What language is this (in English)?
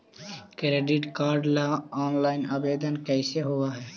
Magahi